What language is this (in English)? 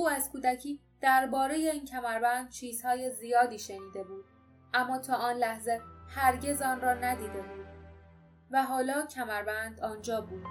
Persian